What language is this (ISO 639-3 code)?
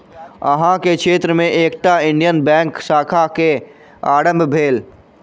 mai